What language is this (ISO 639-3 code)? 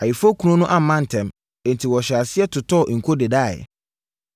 aka